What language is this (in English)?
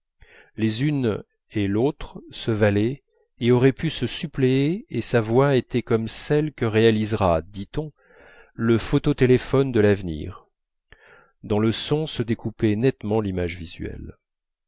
French